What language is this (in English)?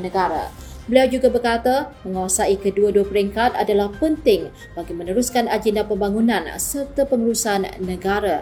Malay